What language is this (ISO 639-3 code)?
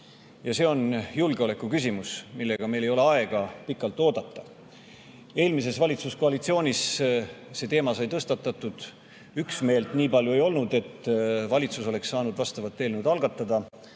est